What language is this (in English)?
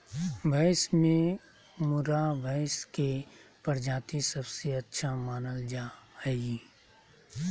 Magahi